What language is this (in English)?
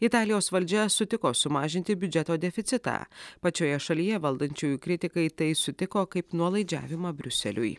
Lithuanian